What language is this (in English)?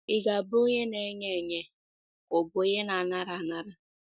Igbo